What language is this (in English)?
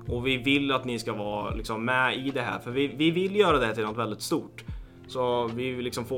Swedish